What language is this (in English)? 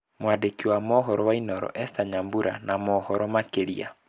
Kikuyu